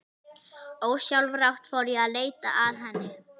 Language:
Icelandic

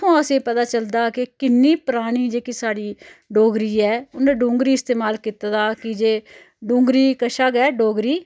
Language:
Dogri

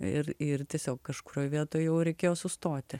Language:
Lithuanian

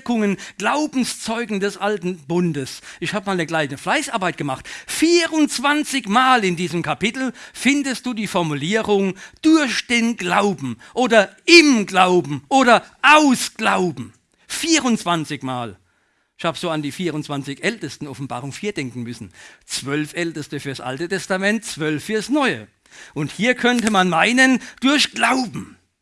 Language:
German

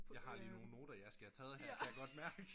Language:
Danish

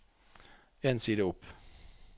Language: Norwegian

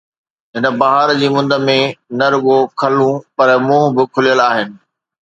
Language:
Sindhi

